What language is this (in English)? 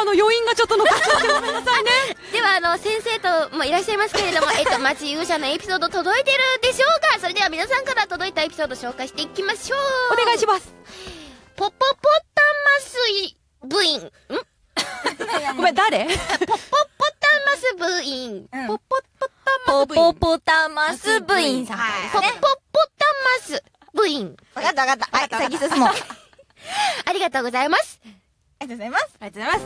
Japanese